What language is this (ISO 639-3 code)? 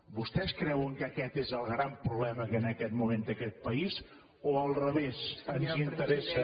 cat